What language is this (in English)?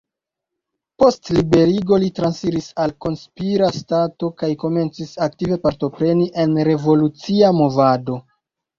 Esperanto